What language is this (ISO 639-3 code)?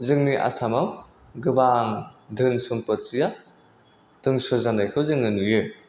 brx